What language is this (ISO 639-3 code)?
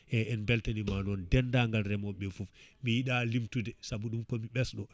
ful